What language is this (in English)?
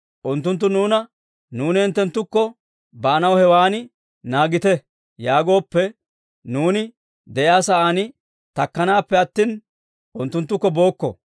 Dawro